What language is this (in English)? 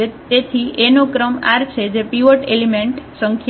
Gujarati